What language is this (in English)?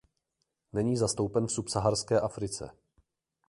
Czech